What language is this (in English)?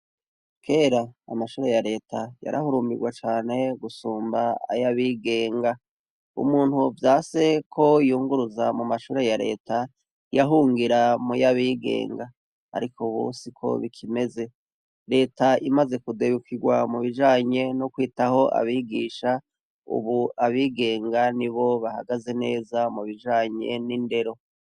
Rundi